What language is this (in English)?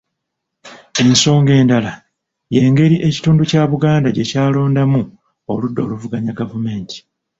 Ganda